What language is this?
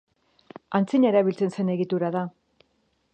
Basque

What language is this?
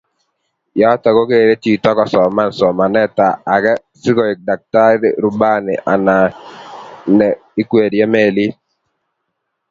Kalenjin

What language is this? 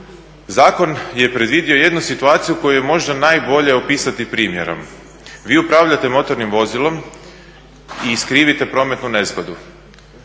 Croatian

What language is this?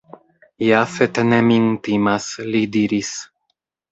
Esperanto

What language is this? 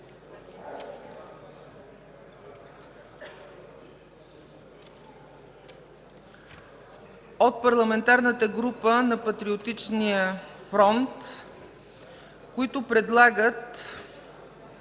Bulgarian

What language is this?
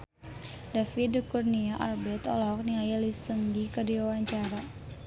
Sundanese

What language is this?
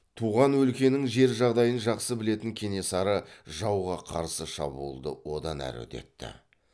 Kazakh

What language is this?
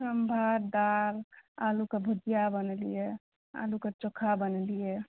Maithili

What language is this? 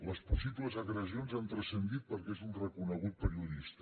Catalan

